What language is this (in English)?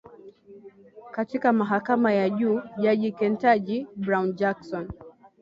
Swahili